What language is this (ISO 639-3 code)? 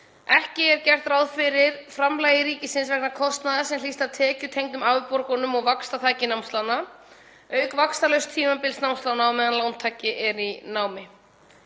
isl